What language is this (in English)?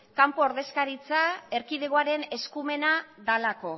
Basque